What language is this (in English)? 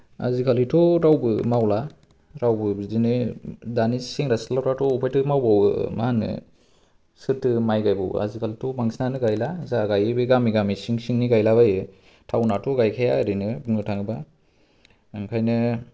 Bodo